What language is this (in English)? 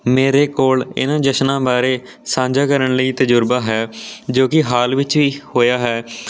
Punjabi